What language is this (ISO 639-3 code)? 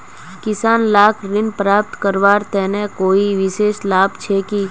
mag